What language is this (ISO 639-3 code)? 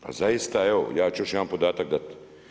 hrv